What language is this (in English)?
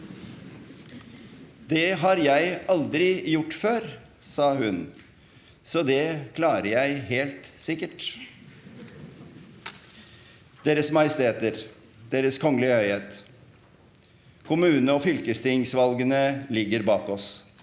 Norwegian